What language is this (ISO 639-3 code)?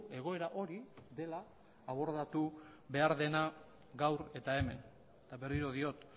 eus